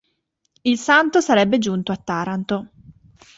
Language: Italian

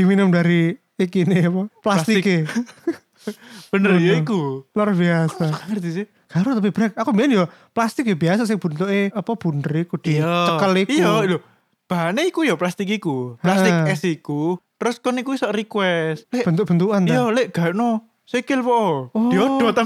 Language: Indonesian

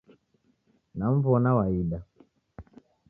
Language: Taita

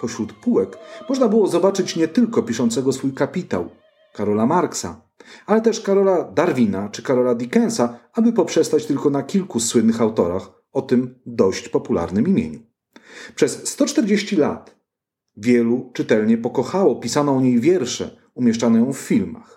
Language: Polish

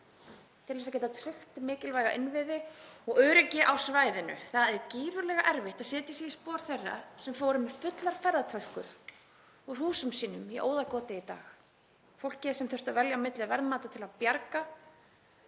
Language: Icelandic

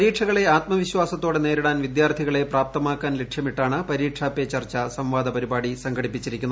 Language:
Malayalam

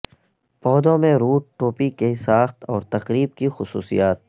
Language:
Urdu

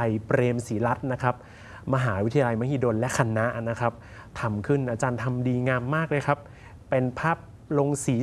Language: Thai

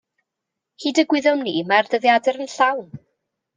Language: Welsh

